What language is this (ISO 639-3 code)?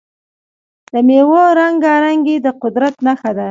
pus